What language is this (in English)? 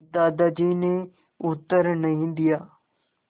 Hindi